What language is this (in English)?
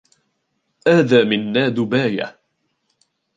Arabic